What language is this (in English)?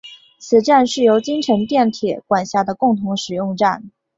Chinese